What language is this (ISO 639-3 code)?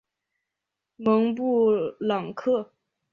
zho